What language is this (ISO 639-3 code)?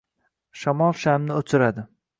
uzb